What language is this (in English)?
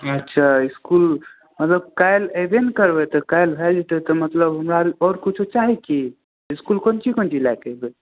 Maithili